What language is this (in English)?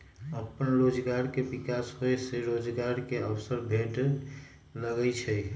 Magahi